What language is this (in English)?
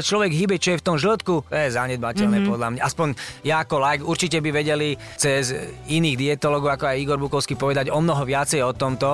Slovak